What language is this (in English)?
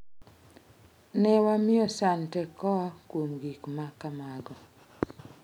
Luo (Kenya and Tanzania)